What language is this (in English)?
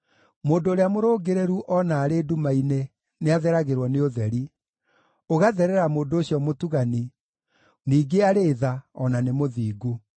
Kikuyu